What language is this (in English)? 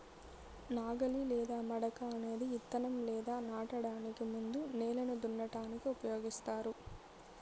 Telugu